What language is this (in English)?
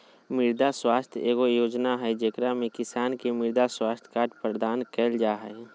Magahi